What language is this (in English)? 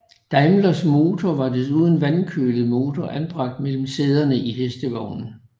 Danish